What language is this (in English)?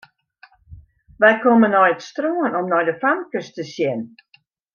Western Frisian